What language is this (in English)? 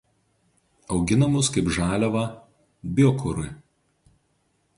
Lithuanian